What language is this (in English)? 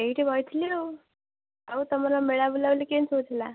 Odia